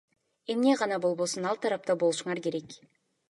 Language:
Kyrgyz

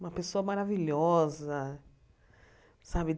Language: Portuguese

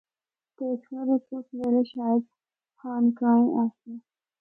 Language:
Northern Hindko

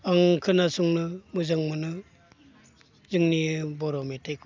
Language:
Bodo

